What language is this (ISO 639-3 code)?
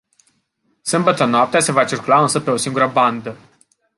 ron